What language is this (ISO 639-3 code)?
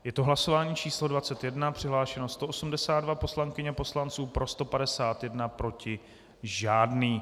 ces